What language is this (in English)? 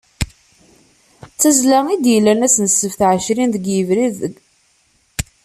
Kabyle